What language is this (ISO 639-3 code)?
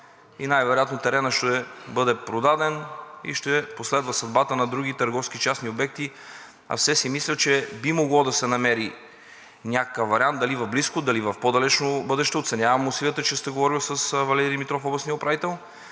bul